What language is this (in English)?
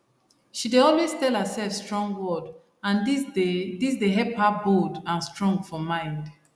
Nigerian Pidgin